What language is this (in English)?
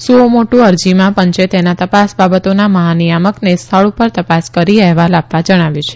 Gujarati